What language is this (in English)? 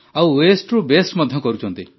Odia